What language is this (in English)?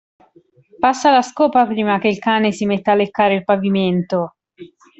Italian